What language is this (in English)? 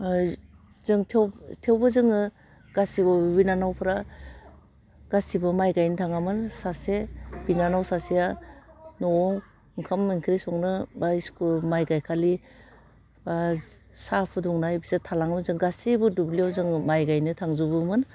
Bodo